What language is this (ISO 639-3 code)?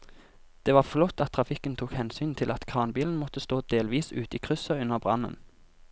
nor